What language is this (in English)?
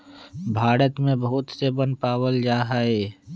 Magahi